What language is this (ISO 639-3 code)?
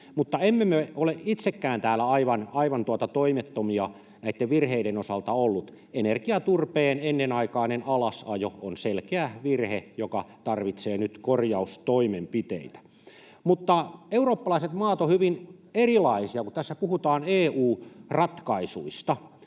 fin